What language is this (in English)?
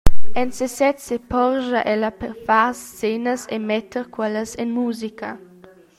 Romansh